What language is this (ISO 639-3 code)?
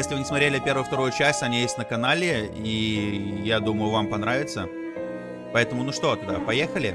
rus